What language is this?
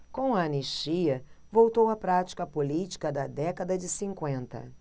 Portuguese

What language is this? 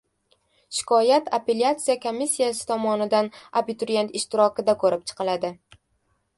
Uzbek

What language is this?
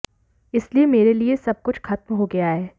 Hindi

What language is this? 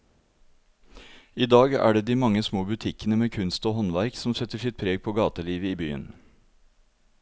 Norwegian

